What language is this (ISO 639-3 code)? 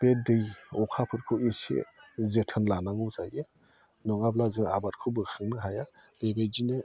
brx